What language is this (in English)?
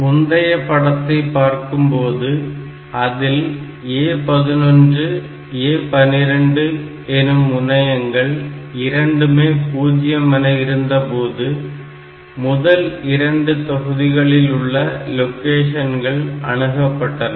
Tamil